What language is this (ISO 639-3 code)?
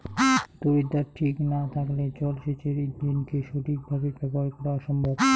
ben